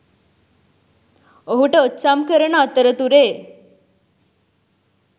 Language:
Sinhala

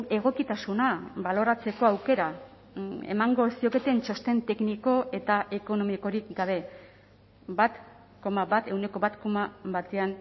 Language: Basque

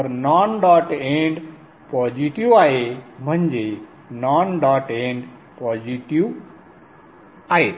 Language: Marathi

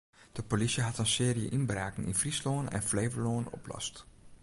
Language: Western Frisian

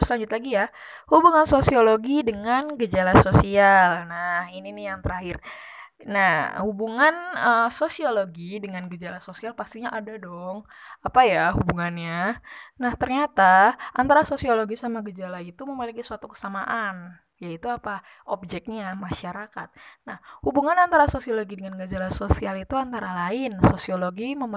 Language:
Indonesian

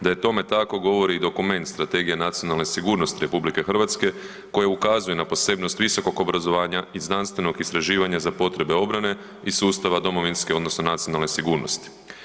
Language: Croatian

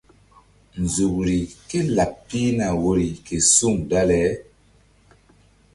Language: Mbum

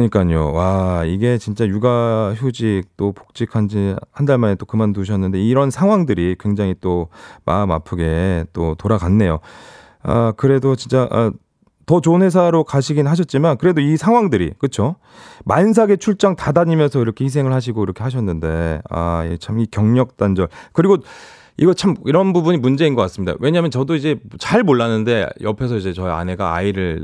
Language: Korean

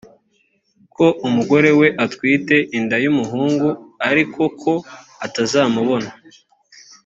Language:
Kinyarwanda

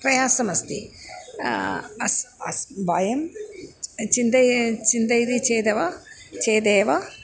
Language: Sanskrit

